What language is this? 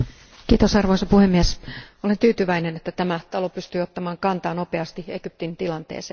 Finnish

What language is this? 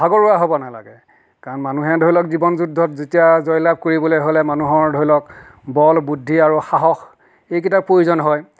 Assamese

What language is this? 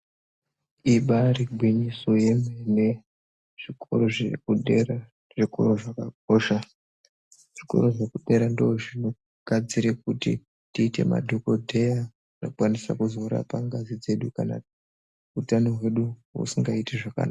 Ndau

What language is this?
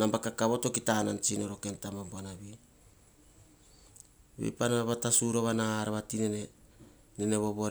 Hahon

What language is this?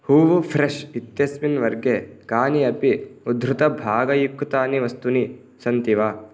Sanskrit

